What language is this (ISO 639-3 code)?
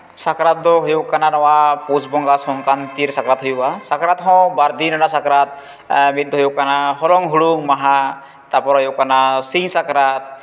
sat